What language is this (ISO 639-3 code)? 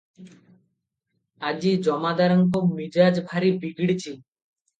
ori